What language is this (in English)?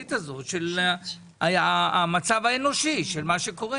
Hebrew